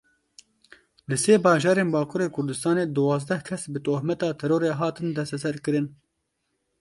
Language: Kurdish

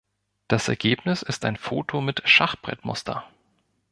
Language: German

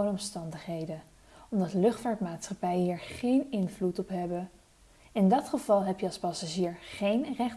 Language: Dutch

